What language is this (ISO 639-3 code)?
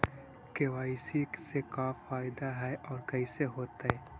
mag